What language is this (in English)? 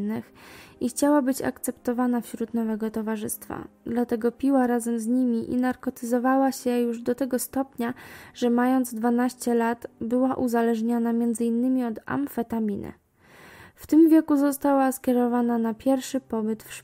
Polish